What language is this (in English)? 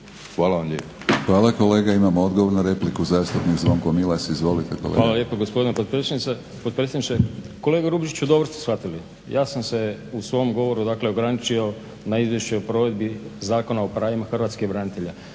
Croatian